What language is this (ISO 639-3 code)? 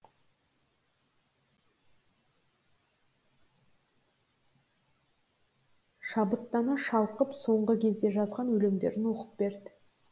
kaz